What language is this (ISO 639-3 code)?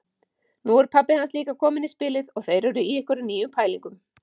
isl